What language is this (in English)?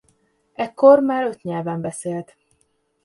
Hungarian